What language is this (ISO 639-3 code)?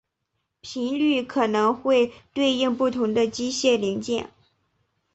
zho